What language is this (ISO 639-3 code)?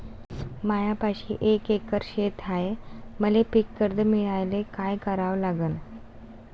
mar